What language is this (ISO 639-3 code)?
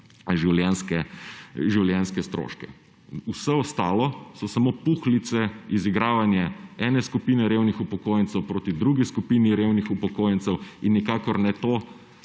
slv